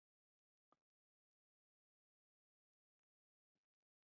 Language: Chinese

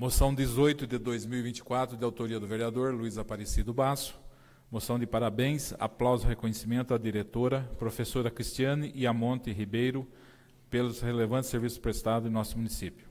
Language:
Portuguese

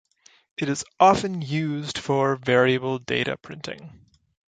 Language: English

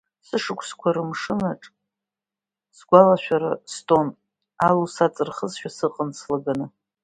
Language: Abkhazian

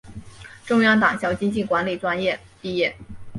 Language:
Chinese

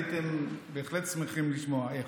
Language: Hebrew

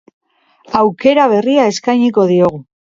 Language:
Basque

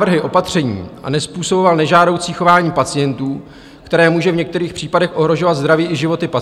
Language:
Czech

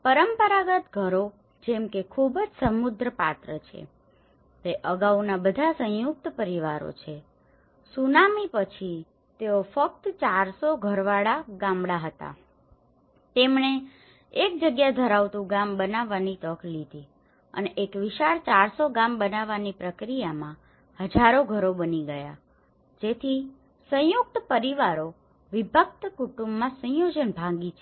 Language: Gujarati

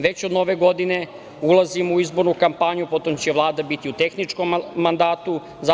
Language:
Serbian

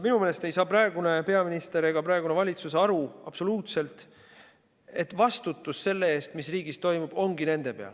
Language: Estonian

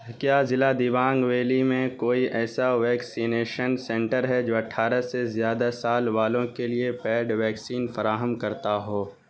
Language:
Urdu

